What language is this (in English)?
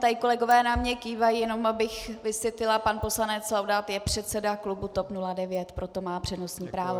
Czech